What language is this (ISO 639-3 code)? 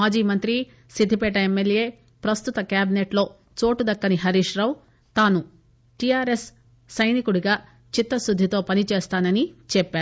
tel